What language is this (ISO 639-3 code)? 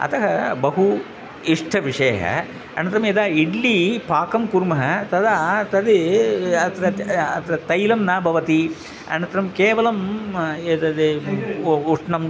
san